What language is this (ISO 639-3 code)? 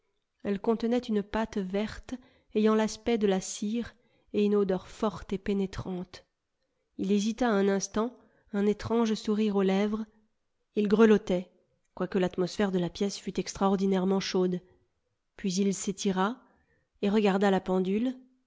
fra